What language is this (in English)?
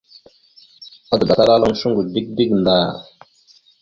Mada (Cameroon)